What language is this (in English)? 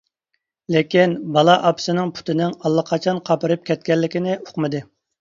Uyghur